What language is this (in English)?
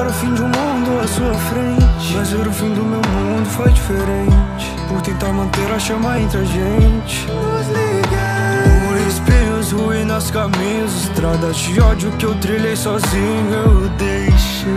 Romanian